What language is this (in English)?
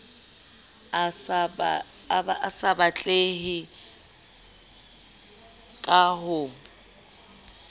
Southern Sotho